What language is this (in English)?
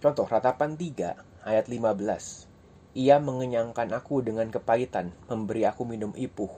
Indonesian